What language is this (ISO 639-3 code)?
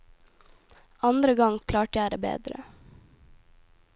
nor